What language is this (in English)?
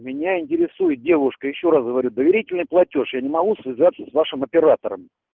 Russian